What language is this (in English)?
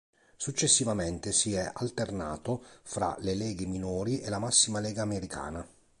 Italian